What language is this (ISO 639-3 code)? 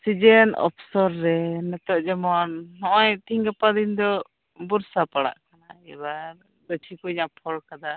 sat